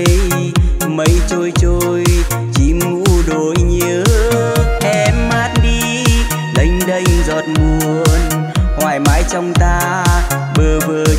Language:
Vietnamese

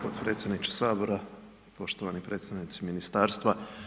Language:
Croatian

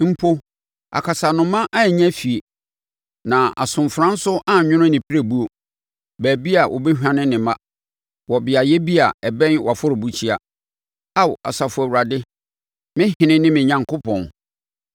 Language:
Akan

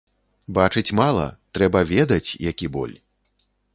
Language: Belarusian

